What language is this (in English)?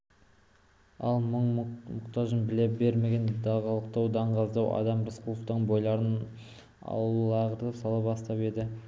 Kazakh